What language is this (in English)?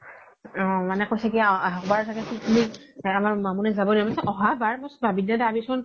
Assamese